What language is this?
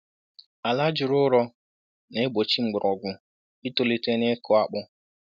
Igbo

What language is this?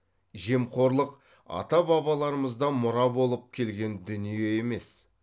Kazakh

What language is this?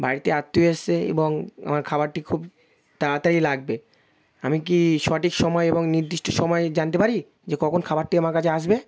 Bangla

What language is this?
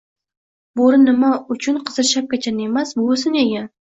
Uzbek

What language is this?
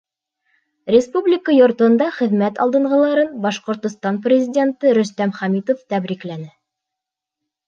Bashkir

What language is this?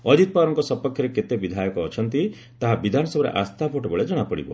Odia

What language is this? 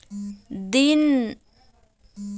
Chhattisgarhi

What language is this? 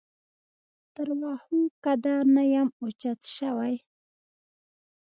Pashto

